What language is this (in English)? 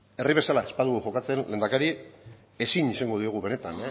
Basque